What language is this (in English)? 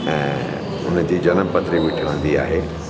Sindhi